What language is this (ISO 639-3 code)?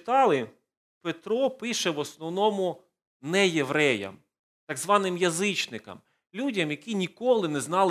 ukr